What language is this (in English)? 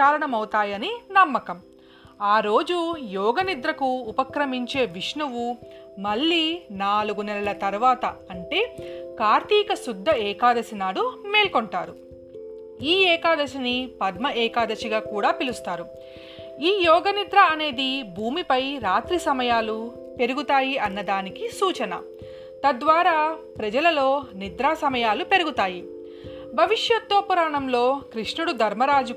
Telugu